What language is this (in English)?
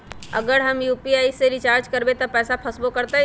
Magahi